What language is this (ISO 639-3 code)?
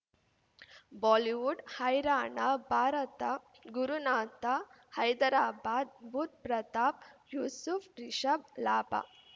kan